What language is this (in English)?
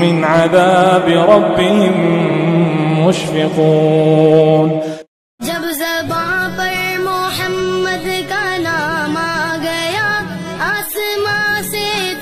Arabic